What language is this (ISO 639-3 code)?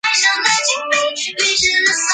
zho